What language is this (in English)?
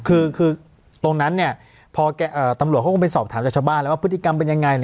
Thai